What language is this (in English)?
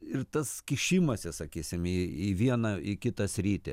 Lithuanian